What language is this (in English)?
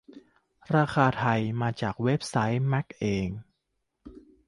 Thai